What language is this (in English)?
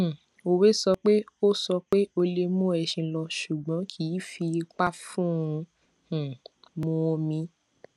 Yoruba